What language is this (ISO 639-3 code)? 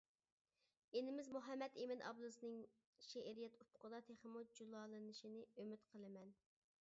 uig